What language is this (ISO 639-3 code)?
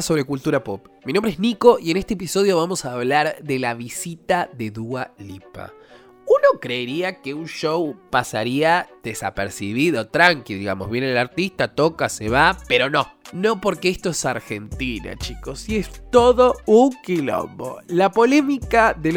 spa